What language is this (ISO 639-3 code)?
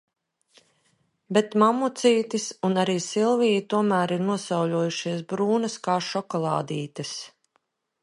lav